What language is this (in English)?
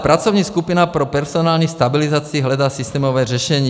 Czech